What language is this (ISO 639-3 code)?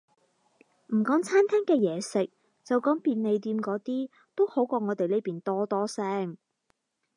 yue